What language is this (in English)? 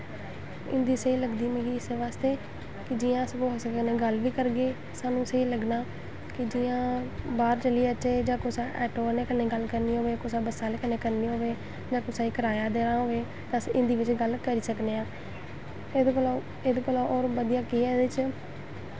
Dogri